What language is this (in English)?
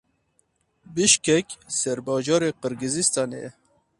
Kurdish